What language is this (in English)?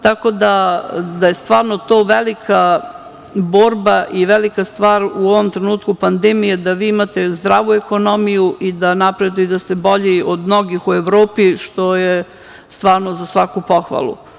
Serbian